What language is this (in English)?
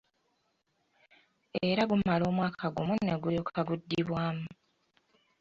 Ganda